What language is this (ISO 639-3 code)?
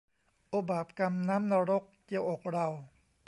tha